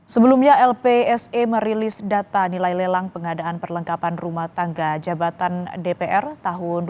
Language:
Indonesian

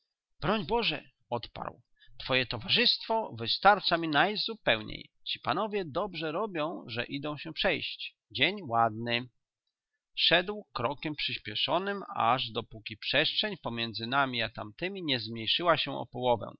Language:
Polish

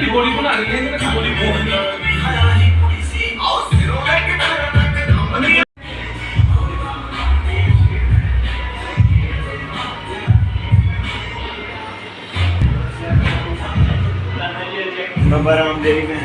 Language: Spanish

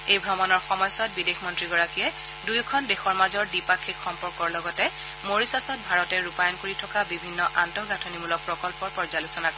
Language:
Assamese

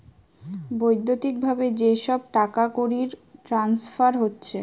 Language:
Bangla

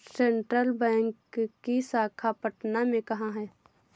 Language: Hindi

